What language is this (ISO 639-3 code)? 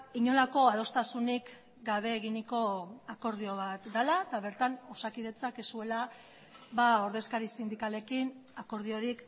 eus